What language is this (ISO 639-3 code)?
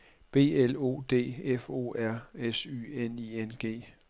dan